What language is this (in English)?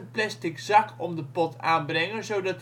Dutch